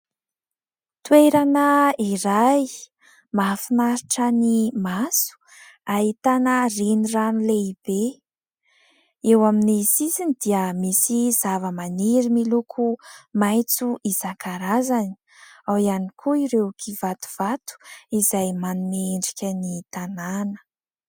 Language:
Malagasy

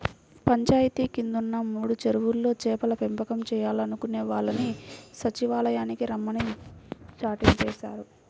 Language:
Telugu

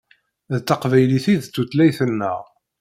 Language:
Kabyle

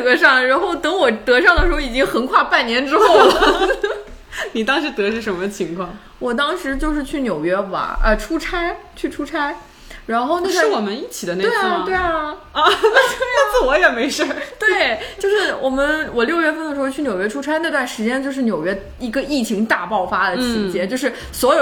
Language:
Chinese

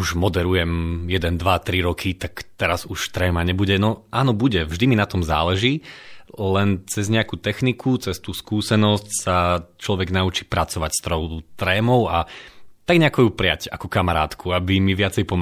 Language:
Slovak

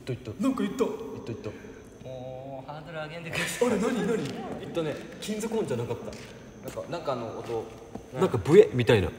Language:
Japanese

